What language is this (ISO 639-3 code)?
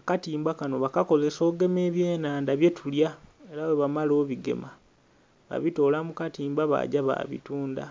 xog